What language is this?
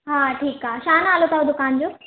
Sindhi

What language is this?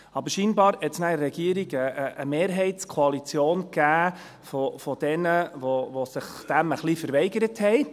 Swiss German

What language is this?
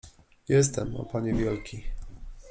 Polish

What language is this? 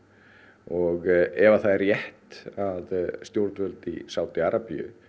Icelandic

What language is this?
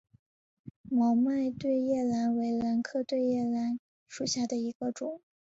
Chinese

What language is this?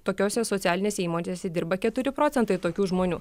Lithuanian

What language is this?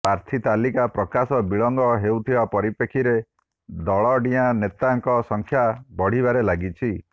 Odia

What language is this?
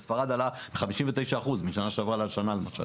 Hebrew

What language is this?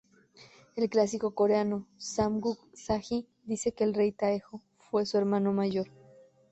Spanish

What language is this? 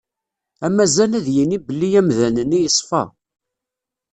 Kabyle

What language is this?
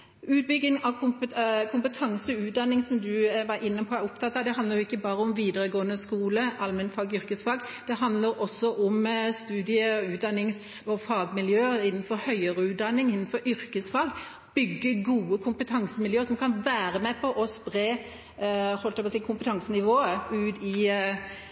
Norwegian Bokmål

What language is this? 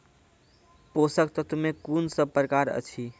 Maithili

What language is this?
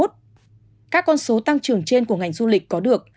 Vietnamese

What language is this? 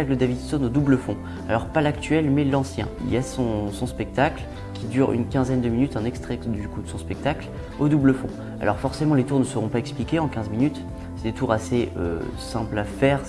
French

